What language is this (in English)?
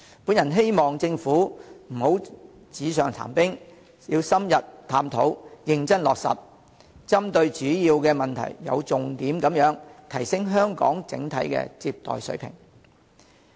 Cantonese